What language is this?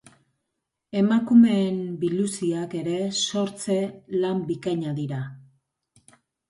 Basque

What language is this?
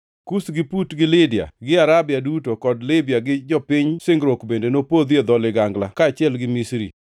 Luo (Kenya and Tanzania)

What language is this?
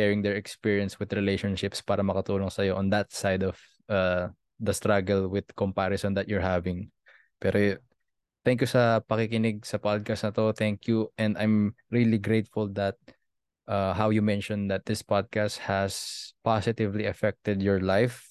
Filipino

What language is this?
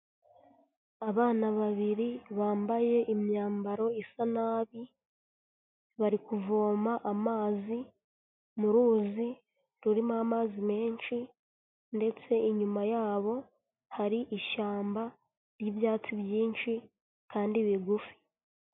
Kinyarwanda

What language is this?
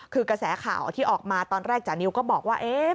Thai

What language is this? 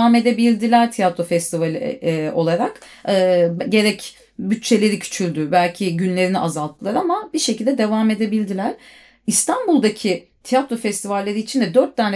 Turkish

